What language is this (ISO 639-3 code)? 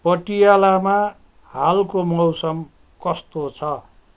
nep